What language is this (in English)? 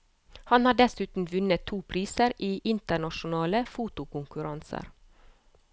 Norwegian